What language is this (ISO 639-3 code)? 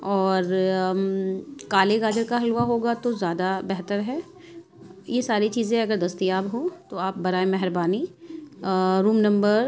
urd